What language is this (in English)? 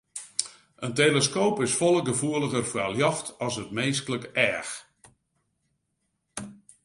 Western Frisian